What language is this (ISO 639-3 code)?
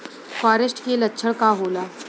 bho